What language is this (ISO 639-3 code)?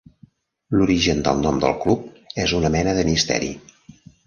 cat